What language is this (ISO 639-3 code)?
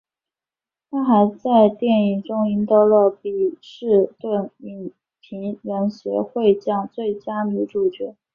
zho